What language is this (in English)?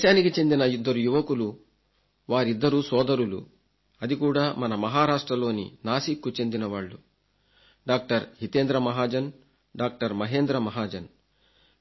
Telugu